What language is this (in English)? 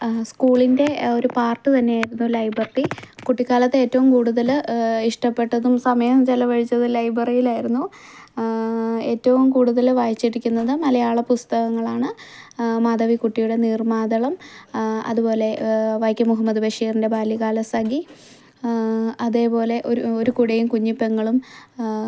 Malayalam